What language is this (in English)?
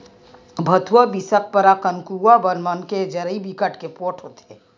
Chhattisgarhi